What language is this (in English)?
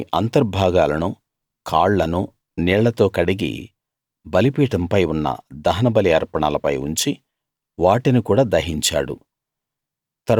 Telugu